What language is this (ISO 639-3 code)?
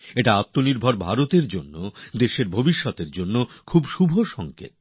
ben